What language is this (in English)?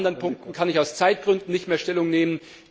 German